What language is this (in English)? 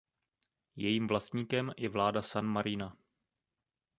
Czech